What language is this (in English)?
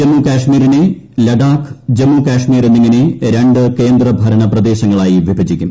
Malayalam